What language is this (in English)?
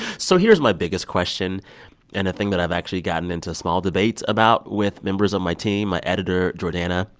English